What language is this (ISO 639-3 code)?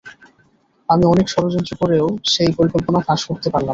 ben